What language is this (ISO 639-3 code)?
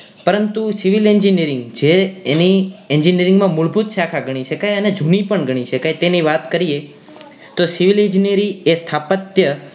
guj